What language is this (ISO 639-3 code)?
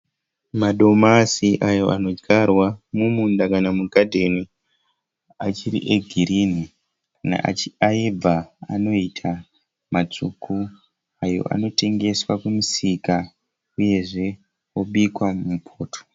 sna